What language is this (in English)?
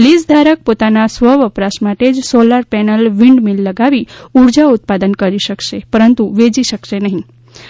Gujarati